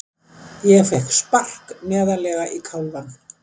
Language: Icelandic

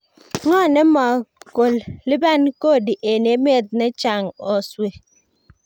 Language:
Kalenjin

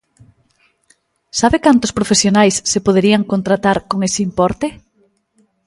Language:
Galician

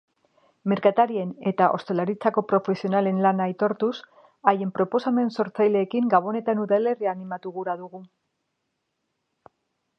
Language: Basque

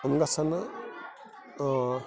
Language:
Kashmiri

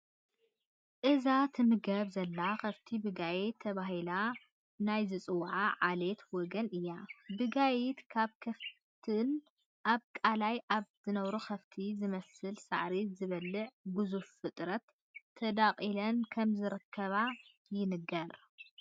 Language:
Tigrinya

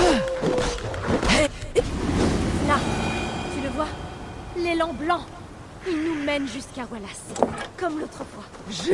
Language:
French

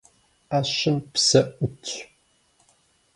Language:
Kabardian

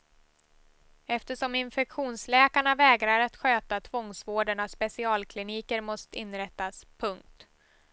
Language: Swedish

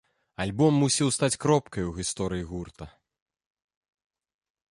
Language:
Belarusian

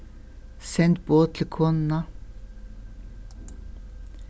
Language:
Faroese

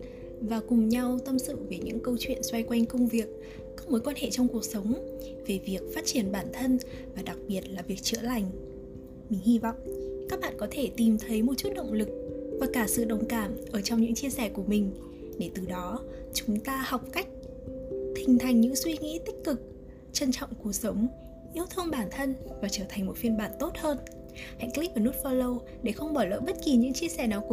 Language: Vietnamese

